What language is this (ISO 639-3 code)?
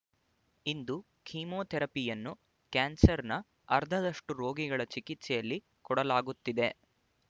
kan